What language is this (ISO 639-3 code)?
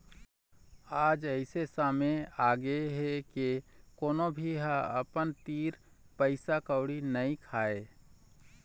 hne